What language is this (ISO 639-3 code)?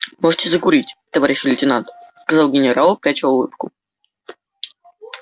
rus